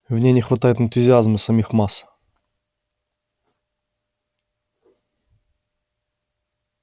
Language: Russian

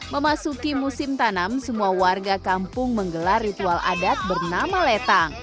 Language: Indonesian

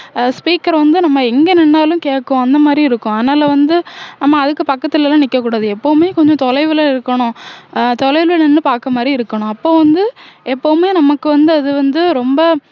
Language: Tamil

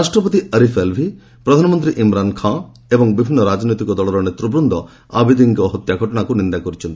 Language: Odia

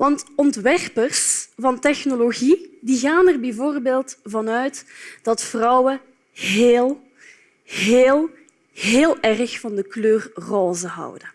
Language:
Dutch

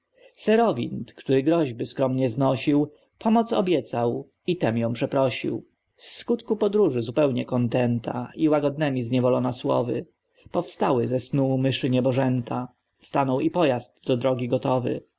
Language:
Polish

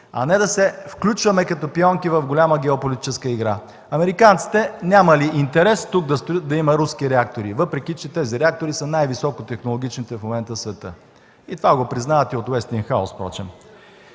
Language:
Bulgarian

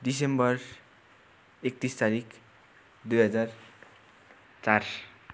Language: Nepali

